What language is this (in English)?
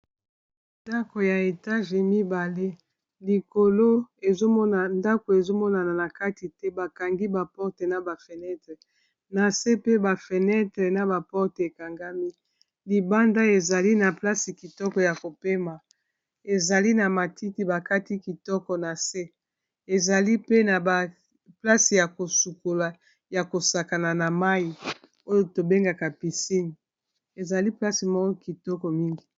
Lingala